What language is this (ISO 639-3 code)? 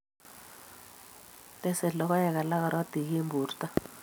kln